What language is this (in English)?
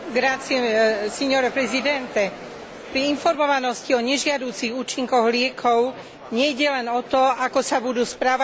Slovak